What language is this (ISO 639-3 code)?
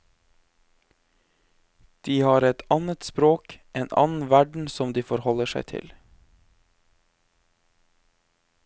nor